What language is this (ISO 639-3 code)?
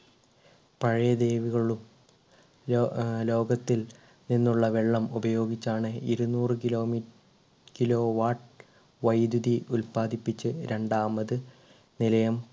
mal